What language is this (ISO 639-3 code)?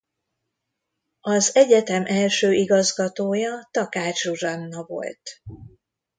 hun